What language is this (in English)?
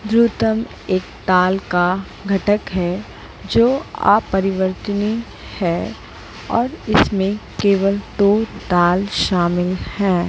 Hindi